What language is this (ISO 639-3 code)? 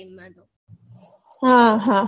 guj